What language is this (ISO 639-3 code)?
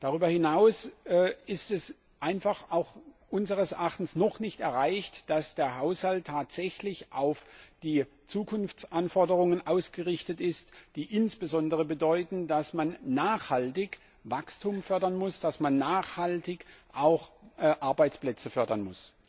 deu